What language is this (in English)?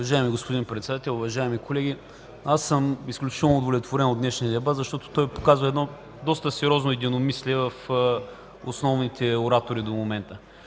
Bulgarian